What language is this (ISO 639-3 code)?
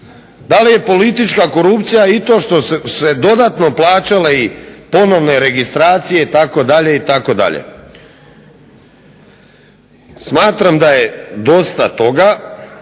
hrv